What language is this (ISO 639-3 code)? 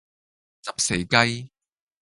yue